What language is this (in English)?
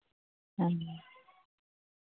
Santali